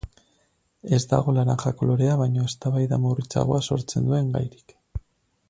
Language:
Basque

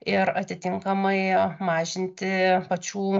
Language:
Lithuanian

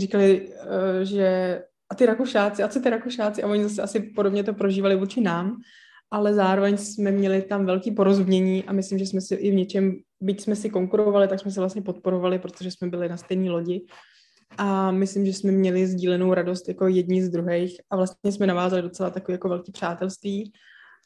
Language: Czech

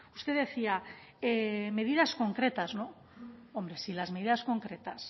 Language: Spanish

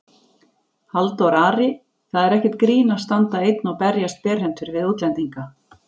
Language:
Icelandic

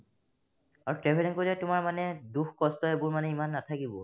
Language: Assamese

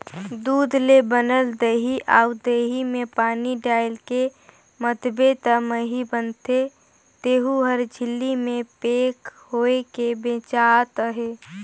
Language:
Chhattisgarhi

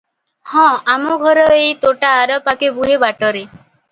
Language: Odia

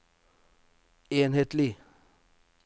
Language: Norwegian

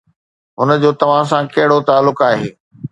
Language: Sindhi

